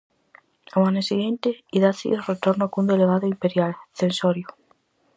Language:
Galician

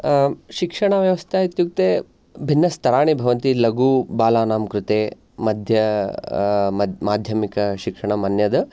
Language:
Sanskrit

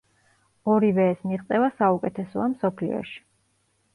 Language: Georgian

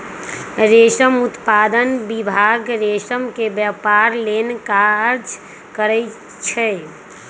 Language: Magahi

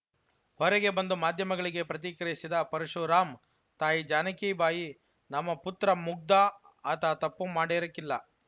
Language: Kannada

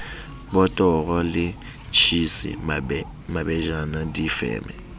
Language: Southern Sotho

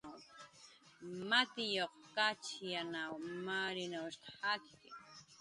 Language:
Jaqaru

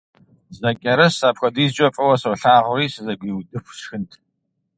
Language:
Kabardian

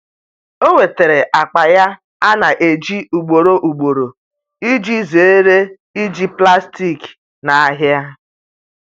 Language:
Igbo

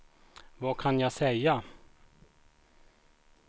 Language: Swedish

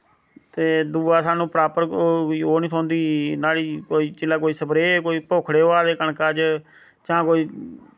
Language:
Dogri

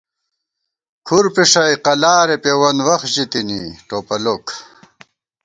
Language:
Gawar-Bati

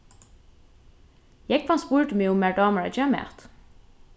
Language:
Faroese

